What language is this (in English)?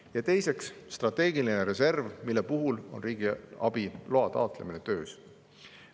Estonian